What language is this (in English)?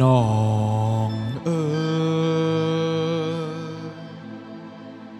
Vietnamese